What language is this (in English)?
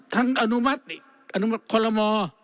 Thai